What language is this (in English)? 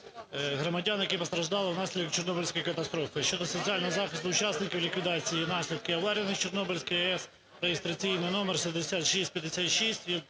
Ukrainian